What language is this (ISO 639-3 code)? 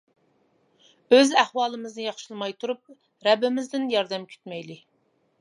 uig